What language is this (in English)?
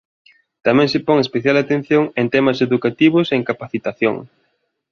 Galician